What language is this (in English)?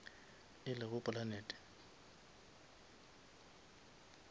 Northern Sotho